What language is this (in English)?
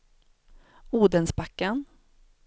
Swedish